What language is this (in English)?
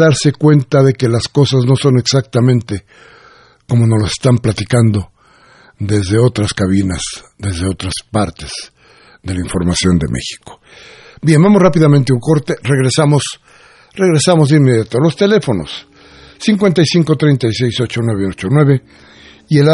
Spanish